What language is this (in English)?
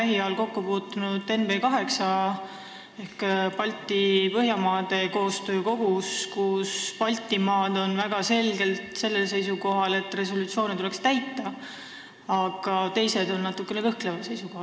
Estonian